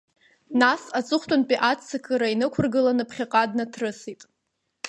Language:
Abkhazian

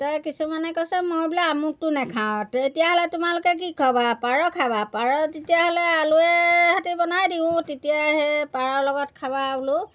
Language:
Assamese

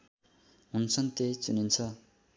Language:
Nepali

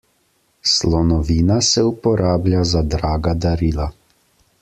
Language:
Slovenian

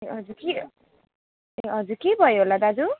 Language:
Nepali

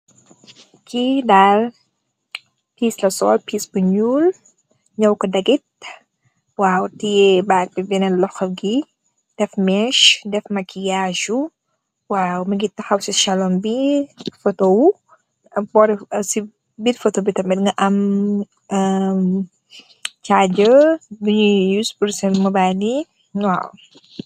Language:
Wolof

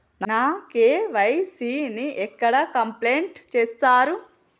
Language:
Telugu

